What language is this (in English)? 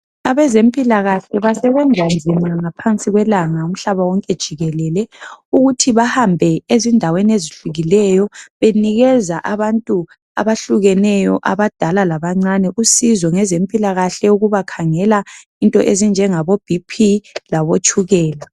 North Ndebele